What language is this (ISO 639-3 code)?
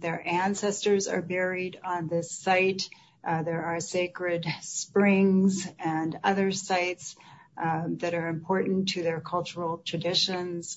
eng